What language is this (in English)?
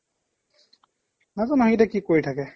Assamese